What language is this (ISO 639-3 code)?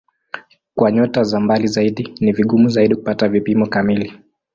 swa